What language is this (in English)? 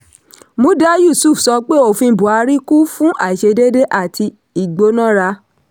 Yoruba